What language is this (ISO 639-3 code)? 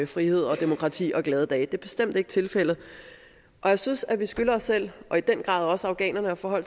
dan